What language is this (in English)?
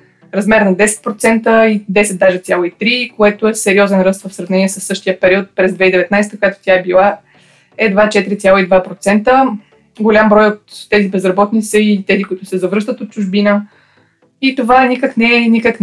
Bulgarian